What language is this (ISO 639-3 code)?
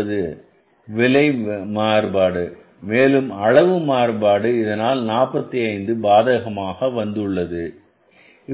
tam